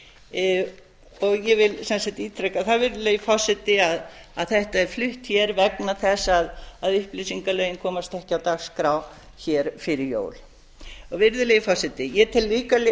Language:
Icelandic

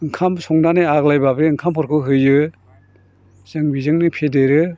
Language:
Bodo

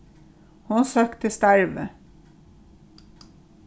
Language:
Faroese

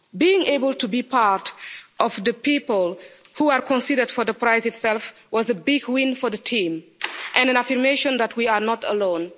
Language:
English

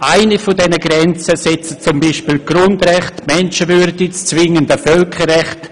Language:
Swiss German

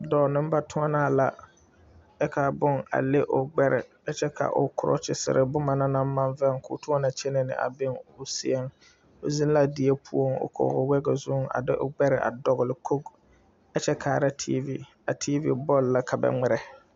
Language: Southern Dagaare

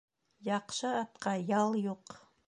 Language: Bashkir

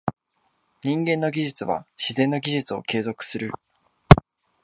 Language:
Japanese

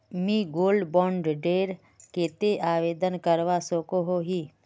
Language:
Magahi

